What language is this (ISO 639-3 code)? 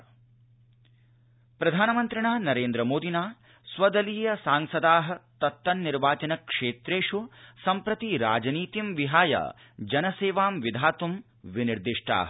san